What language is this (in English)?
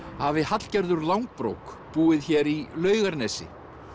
Icelandic